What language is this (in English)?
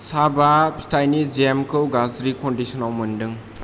Bodo